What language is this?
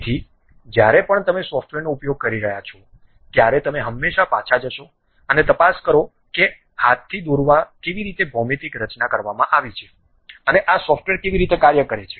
Gujarati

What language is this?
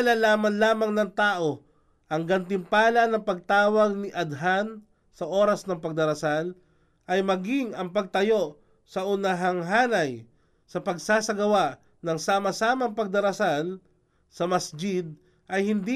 Filipino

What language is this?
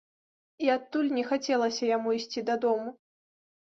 Belarusian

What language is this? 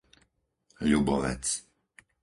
Slovak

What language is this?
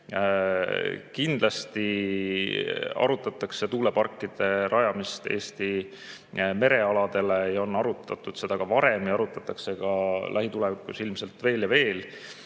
Estonian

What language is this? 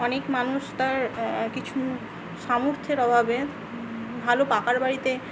Bangla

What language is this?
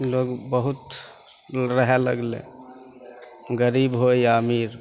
Maithili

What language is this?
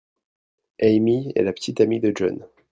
French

